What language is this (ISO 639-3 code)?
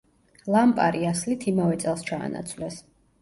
kat